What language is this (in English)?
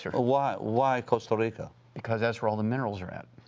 English